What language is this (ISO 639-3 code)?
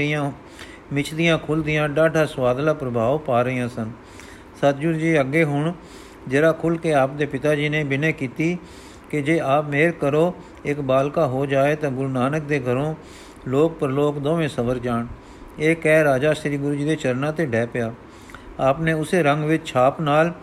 pan